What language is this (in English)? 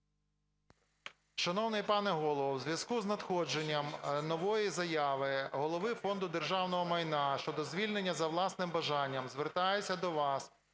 Ukrainian